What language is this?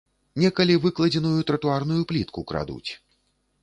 Belarusian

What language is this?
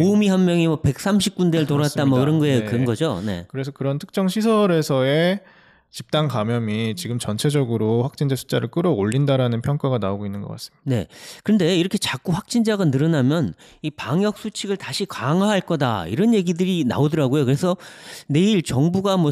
Korean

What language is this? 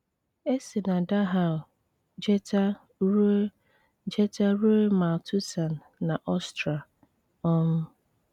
Igbo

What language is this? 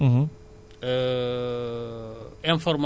Wolof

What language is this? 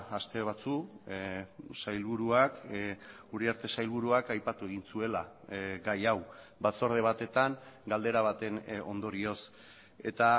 Basque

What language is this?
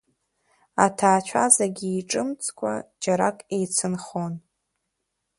Abkhazian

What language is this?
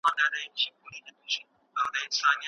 Pashto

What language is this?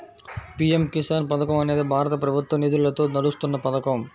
Telugu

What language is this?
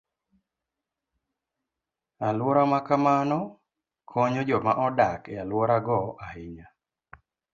Luo (Kenya and Tanzania)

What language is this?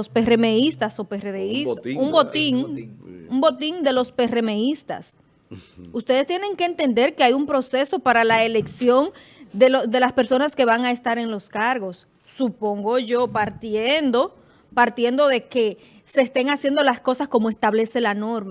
Spanish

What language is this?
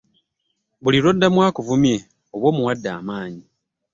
Ganda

